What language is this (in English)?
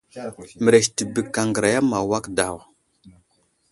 Wuzlam